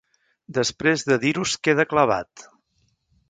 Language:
Catalan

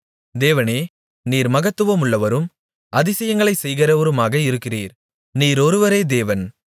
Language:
Tamil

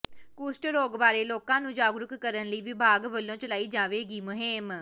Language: Punjabi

